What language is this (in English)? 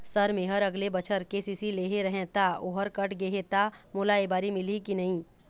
Chhattisgarhi